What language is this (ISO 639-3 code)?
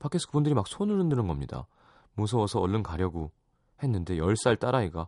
kor